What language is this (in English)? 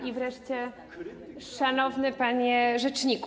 Polish